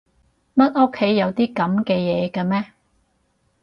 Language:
Cantonese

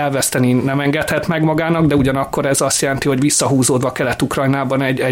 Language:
Hungarian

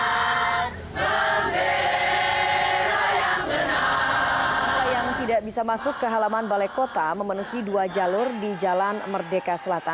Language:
Indonesian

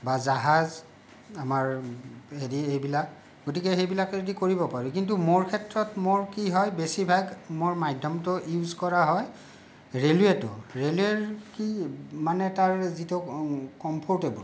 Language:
Assamese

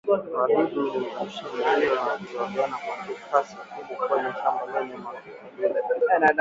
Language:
Swahili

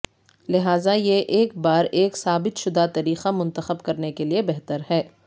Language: Urdu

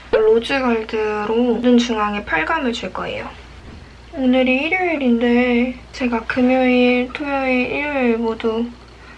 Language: Korean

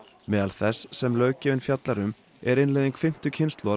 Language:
Icelandic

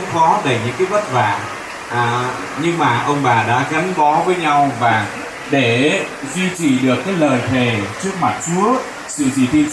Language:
Vietnamese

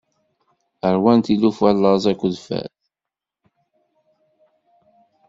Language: Kabyle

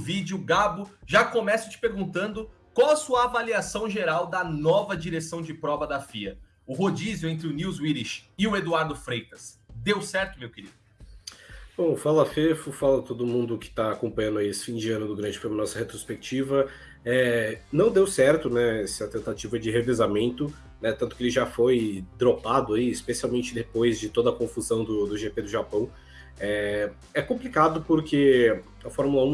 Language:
Portuguese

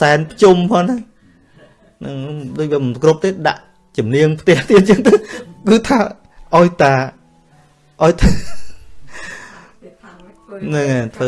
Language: Vietnamese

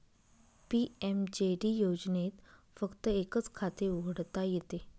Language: Marathi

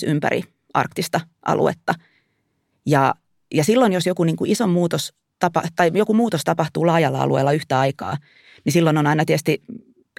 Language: Finnish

